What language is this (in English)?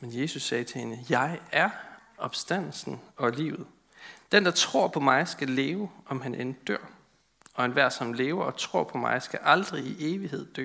Danish